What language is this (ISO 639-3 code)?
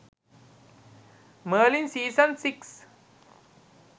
sin